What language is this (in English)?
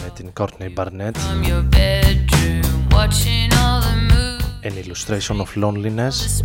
Greek